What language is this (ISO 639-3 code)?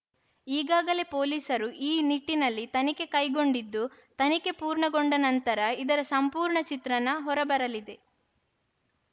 kan